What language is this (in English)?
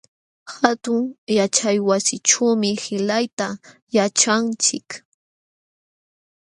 Jauja Wanca Quechua